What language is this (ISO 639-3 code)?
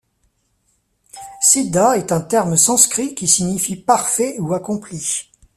fra